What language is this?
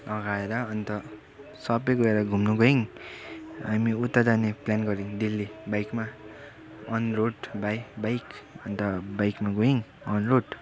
Nepali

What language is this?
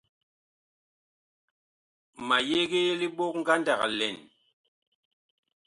Bakoko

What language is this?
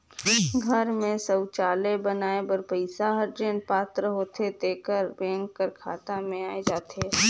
Chhattisgarhi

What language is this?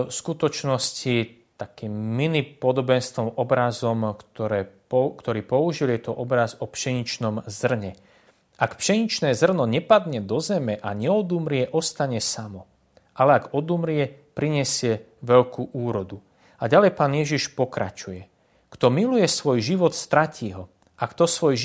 Slovak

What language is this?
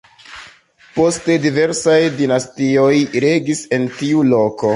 Esperanto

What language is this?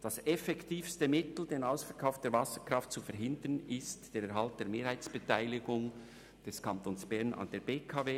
Swiss German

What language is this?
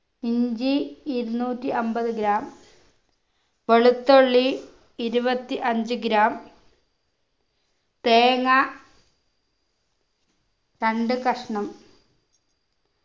Malayalam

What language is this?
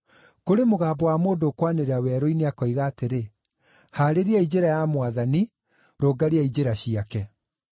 Kikuyu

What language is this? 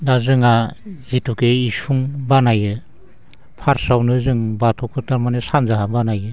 Bodo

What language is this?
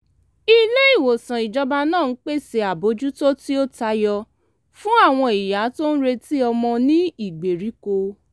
Yoruba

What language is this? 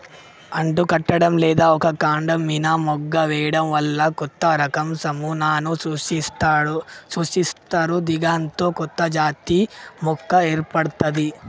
Telugu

